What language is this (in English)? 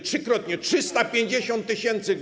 Polish